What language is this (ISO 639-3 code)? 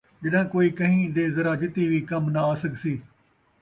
skr